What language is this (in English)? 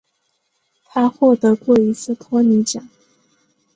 Chinese